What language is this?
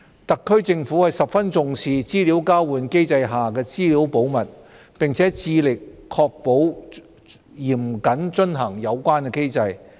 Cantonese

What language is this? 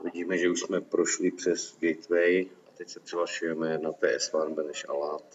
Czech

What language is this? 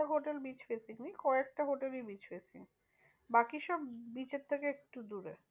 Bangla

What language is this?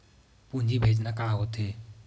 Chhattisgarhi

